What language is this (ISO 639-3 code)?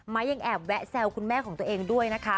tha